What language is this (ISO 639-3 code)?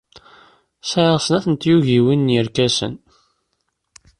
kab